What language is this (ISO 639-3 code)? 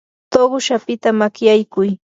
qur